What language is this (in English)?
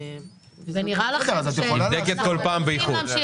Hebrew